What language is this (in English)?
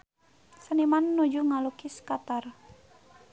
Sundanese